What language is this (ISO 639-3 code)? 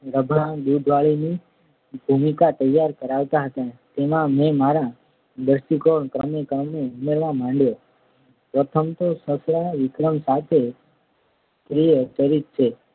guj